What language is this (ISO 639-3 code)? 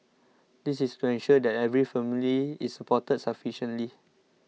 eng